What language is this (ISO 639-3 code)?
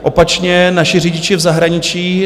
ces